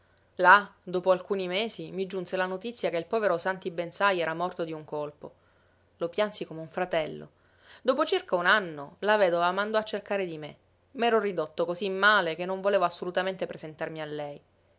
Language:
Italian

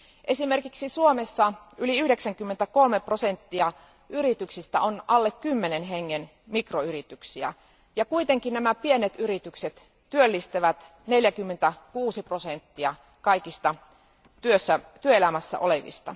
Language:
Finnish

